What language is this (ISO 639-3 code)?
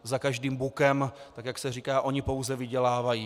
ces